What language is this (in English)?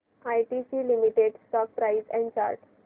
Marathi